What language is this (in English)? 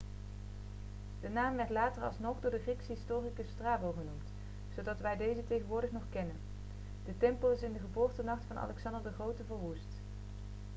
Dutch